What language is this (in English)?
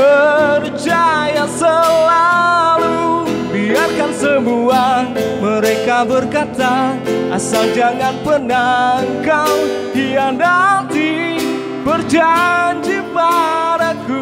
Indonesian